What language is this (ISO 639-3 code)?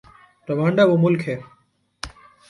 urd